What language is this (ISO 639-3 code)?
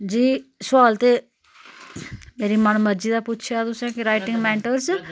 doi